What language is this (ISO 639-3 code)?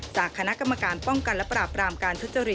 tha